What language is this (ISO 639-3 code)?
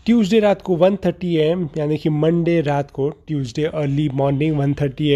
hin